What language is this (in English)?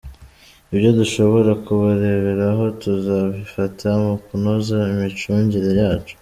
Kinyarwanda